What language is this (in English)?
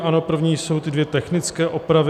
Czech